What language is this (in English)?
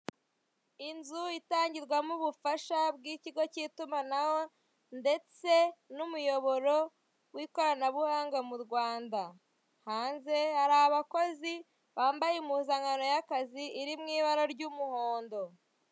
Kinyarwanda